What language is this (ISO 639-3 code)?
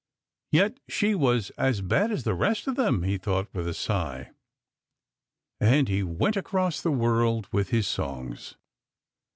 eng